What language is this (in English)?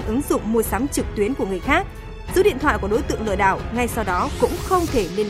Vietnamese